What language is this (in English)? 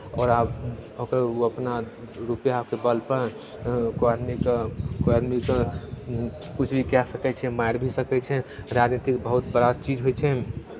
Maithili